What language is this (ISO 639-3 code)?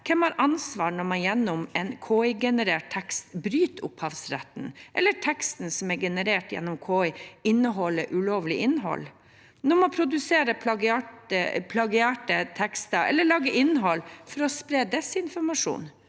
nor